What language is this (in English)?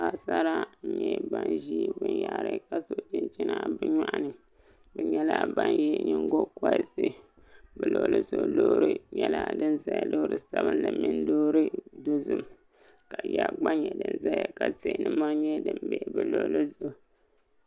Dagbani